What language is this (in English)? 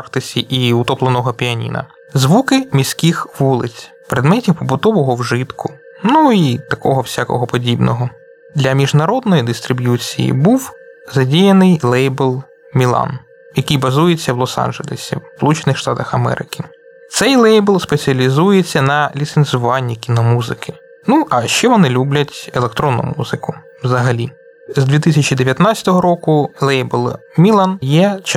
Ukrainian